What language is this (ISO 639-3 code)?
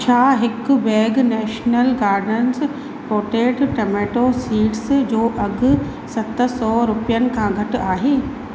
snd